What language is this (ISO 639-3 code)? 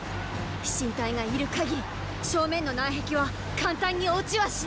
jpn